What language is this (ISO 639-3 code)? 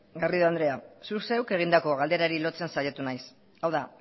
eus